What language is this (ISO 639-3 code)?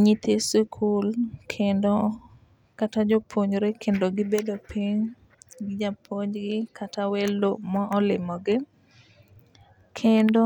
luo